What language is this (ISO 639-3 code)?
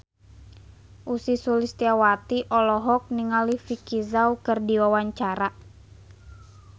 sun